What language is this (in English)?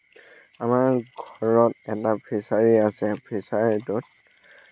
Assamese